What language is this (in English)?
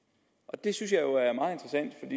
Danish